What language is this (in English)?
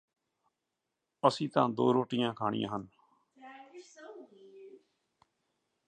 Punjabi